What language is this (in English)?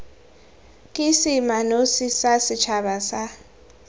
Tswana